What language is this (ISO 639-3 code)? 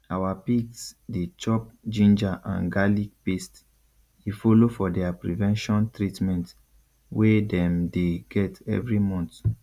pcm